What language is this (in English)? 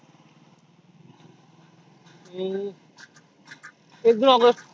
Marathi